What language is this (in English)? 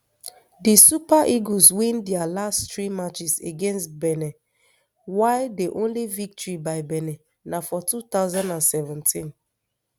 Nigerian Pidgin